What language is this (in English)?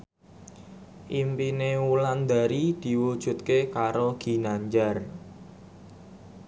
Javanese